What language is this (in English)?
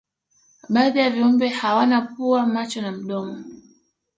Swahili